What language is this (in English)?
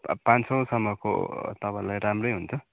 Nepali